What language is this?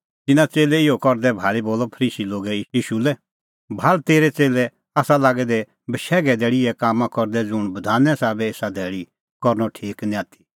Kullu Pahari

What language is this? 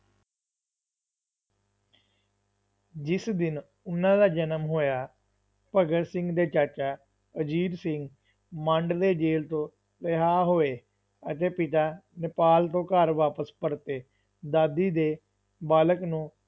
Punjabi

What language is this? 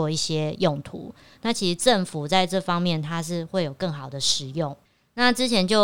Chinese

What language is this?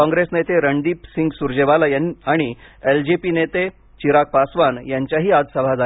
Marathi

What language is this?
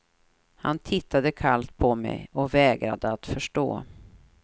Swedish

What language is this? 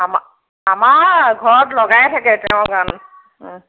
Assamese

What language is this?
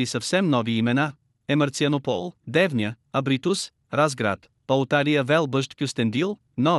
Bulgarian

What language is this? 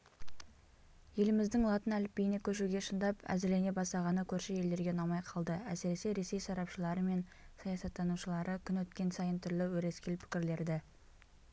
Kazakh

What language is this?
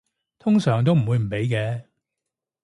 Cantonese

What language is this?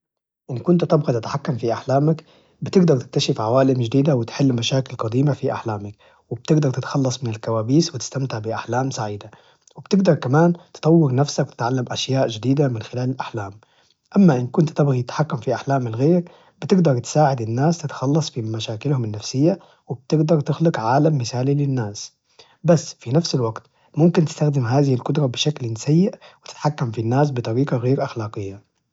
Najdi Arabic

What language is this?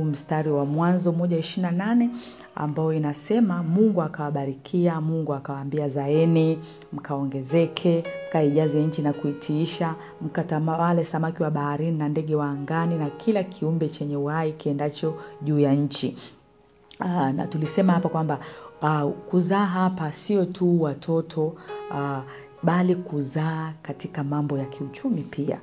Swahili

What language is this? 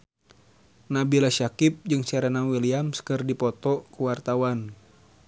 Sundanese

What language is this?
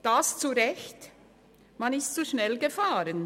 Swiss German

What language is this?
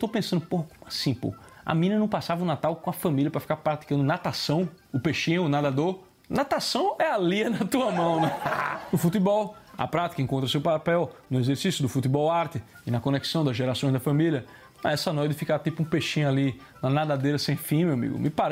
Portuguese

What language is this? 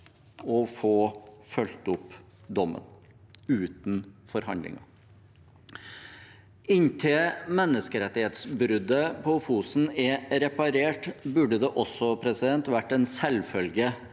Norwegian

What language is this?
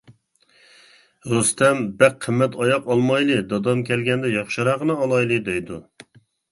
Uyghur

